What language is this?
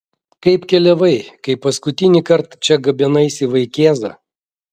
Lithuanian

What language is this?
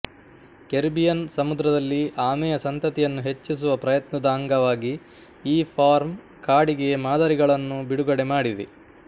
Kannada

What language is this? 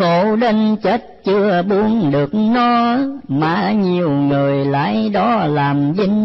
Vietnamese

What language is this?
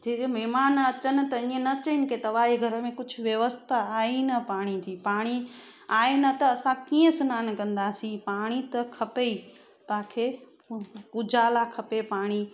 Sindhi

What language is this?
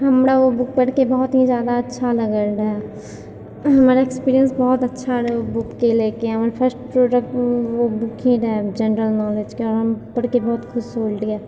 Maithili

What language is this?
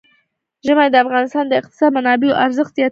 Pashto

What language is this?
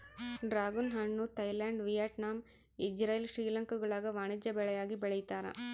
Kannada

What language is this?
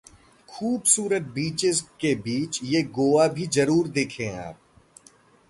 Hindi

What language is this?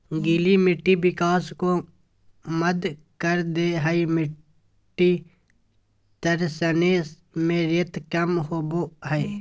Magahi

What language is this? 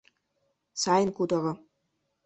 Mari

